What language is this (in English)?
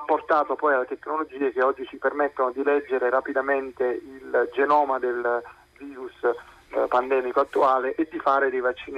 Italian